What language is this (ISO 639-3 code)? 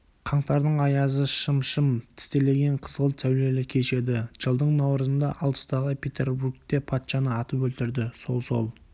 kaz